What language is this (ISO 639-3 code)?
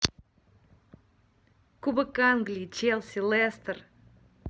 rus